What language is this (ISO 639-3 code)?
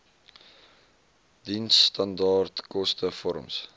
afr